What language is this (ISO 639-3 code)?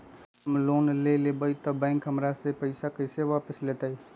mag